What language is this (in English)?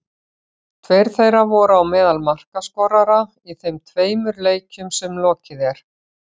Icelandic